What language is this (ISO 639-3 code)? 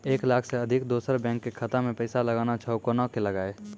mai